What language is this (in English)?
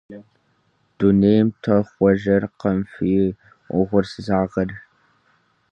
Kabardian